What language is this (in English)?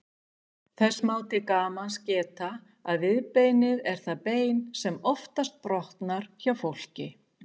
Icelandic